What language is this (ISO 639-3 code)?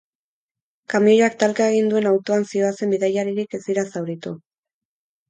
eus